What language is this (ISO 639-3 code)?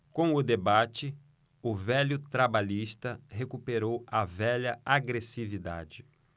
por